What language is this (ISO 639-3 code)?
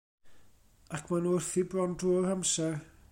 cym